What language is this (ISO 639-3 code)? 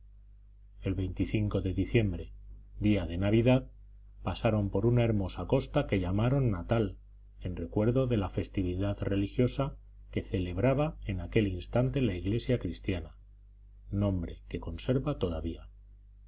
spa